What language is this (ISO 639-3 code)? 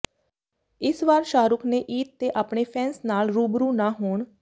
pan